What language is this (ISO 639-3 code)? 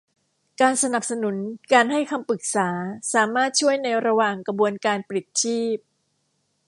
tha